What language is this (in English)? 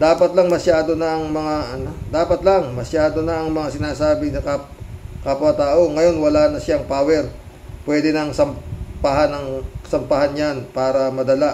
Filipino